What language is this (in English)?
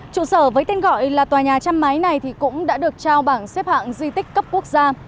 Vietnamese